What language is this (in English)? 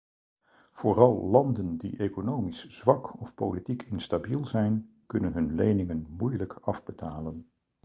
Dutch